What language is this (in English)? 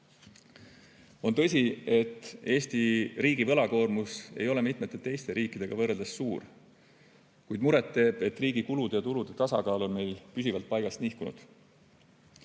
Estonian